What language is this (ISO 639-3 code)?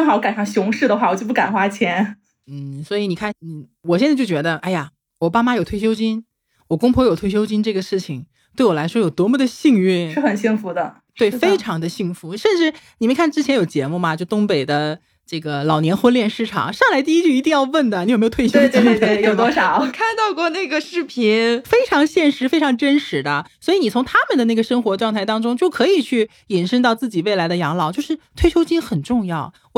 zho